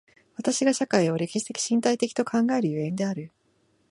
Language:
Japanese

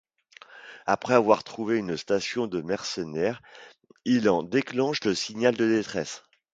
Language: French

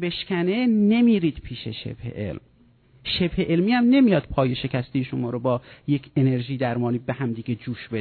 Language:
Persian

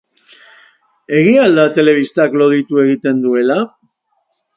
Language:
Basque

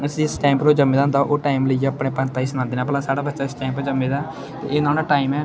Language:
Dogri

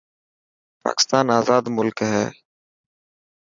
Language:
Dhatki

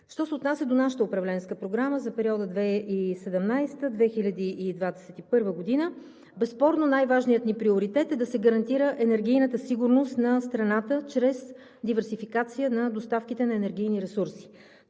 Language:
Bulgarian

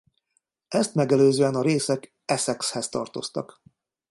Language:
Hungarian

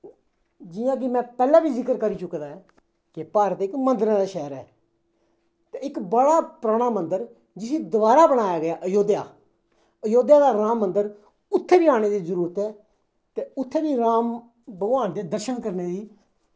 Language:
Dogri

